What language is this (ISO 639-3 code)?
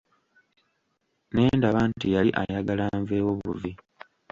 lug